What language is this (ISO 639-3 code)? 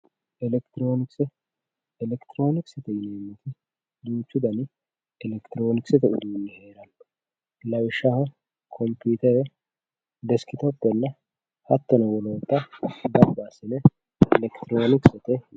sid